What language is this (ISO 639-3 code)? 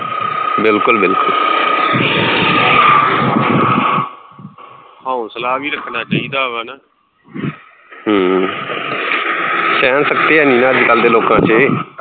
pan